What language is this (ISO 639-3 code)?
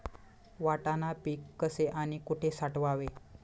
mar